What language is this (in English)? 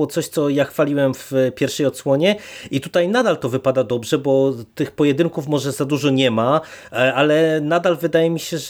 Polish